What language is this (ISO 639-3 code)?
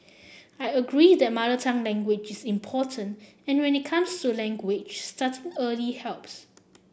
eng